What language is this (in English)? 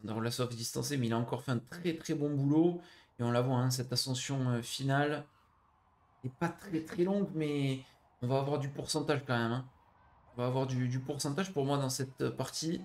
French